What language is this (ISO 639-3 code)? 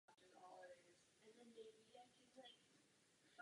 ces